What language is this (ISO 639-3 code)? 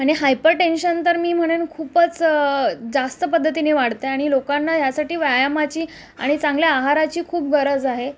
mar